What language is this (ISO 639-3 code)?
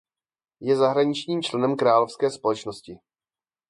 ces